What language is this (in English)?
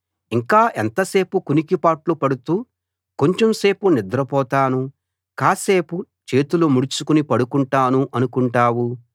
Telugu